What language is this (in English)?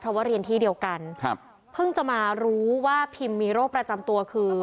Thai